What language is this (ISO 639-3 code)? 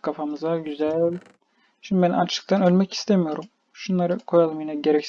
tur